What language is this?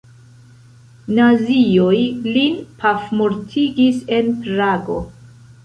Esperanto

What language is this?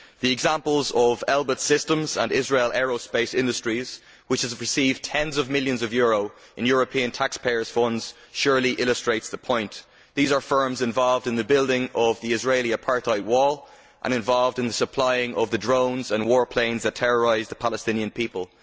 English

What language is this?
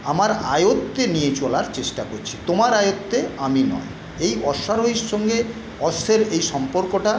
Bangla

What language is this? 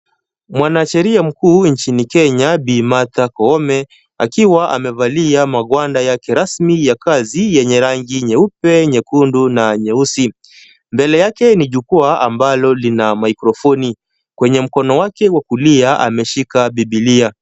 Swahili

